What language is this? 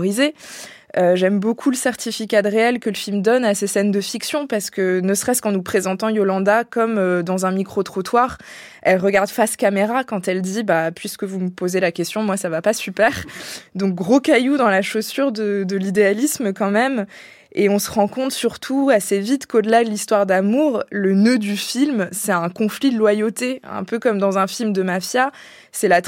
French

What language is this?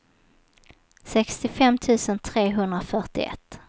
Swedish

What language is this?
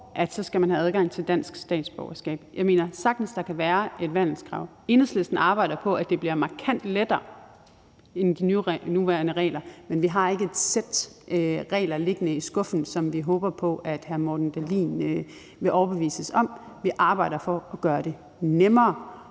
Danish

